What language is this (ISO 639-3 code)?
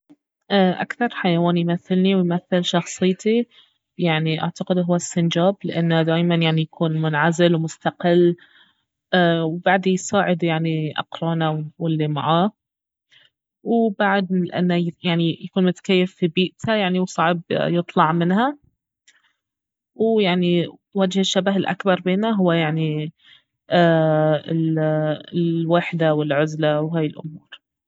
abv